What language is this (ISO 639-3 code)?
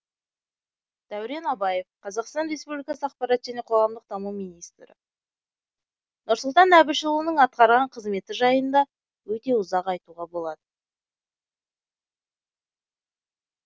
kaz